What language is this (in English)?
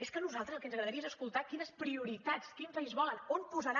Catalan